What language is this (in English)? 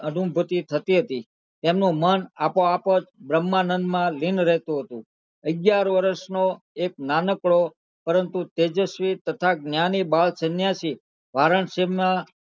Gujarati